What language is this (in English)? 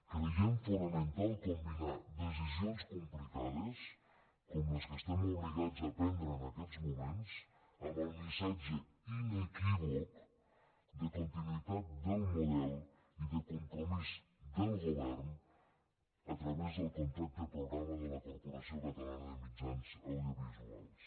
Catalan